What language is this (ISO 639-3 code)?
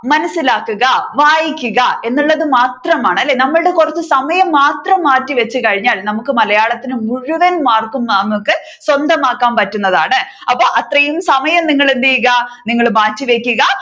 mal